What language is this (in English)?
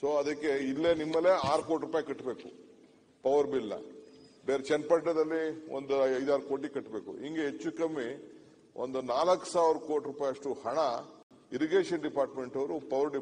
Arabic